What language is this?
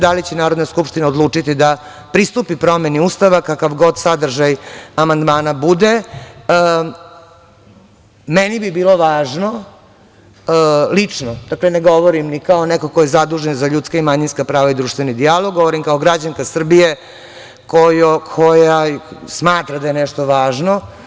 Serbian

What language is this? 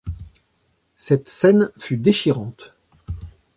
French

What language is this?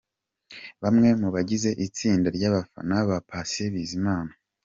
Kinyarwanda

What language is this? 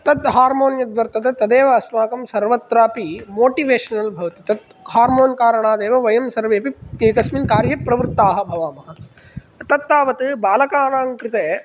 Sanskrit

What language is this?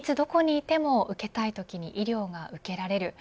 Japanese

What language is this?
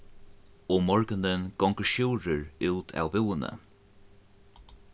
Faroese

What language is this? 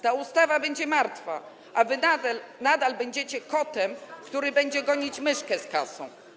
Polish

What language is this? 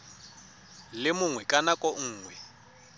Tswana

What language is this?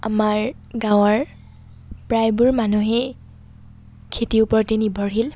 Assamese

